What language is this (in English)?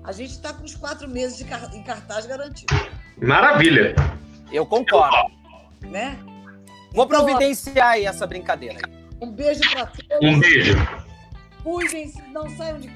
Portuguese